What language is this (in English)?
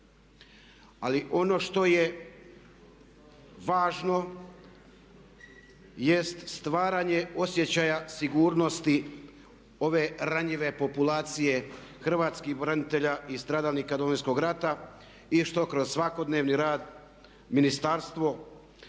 Croatian